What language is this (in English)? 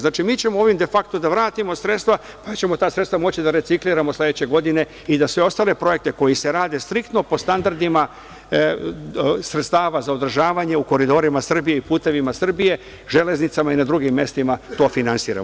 Serbian